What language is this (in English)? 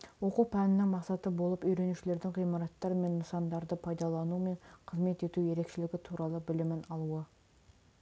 Kazakh